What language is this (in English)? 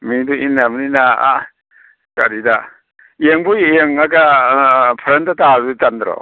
Manipuri